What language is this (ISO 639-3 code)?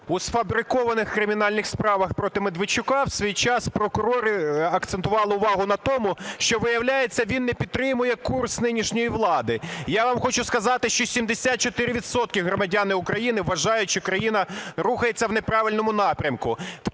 ukr